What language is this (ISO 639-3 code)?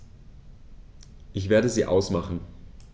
deu